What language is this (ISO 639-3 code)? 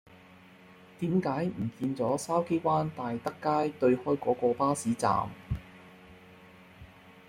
yue